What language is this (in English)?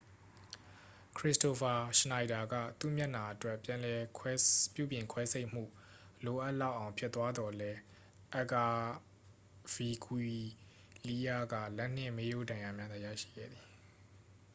Burmese